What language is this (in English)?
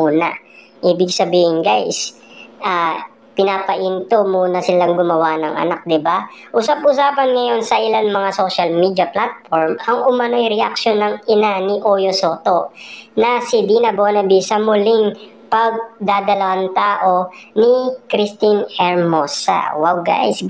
Filipino